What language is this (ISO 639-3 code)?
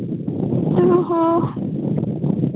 sat